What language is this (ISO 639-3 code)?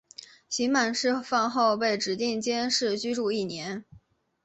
zho